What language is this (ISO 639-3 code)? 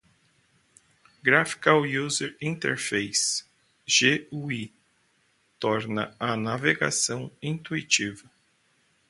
por